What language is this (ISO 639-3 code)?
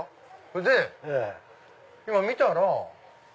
jpn